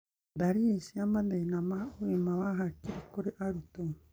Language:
Kikuyu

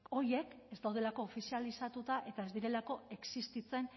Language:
Basque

